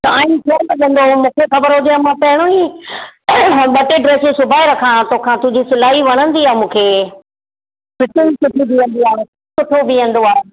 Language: Sindhi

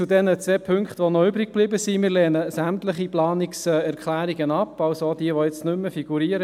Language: Swiss German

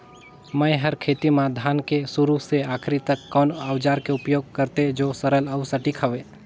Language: Chhattisgarhi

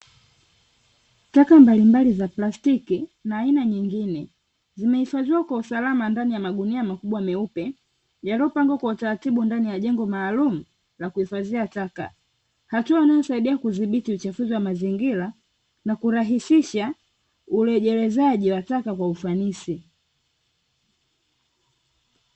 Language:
Swahili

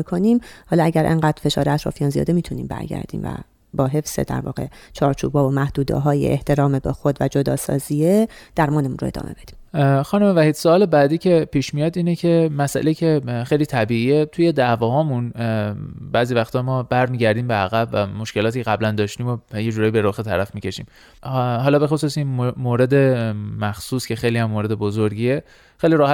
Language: Persian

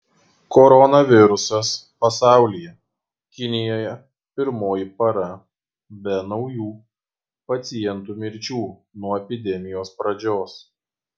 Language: Lithuanian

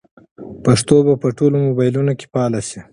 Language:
Pashto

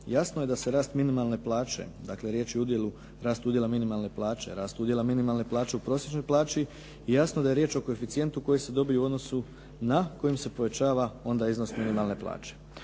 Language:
Croatian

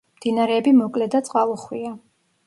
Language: Georgian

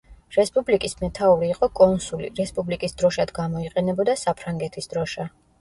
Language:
Georgian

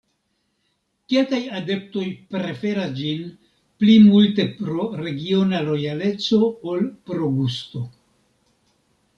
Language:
Esperanto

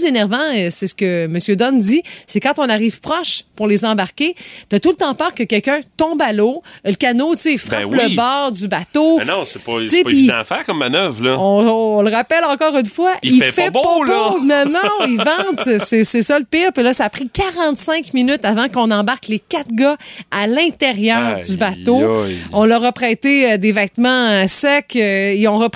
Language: French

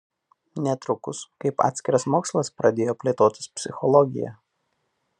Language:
Lithuanian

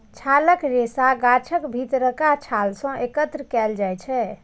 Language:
Maithili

